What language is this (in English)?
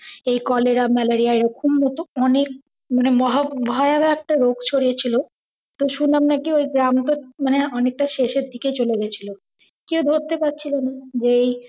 Bangla